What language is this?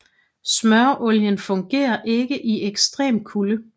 Danish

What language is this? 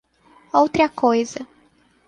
Portuguese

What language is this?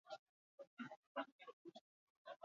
Basque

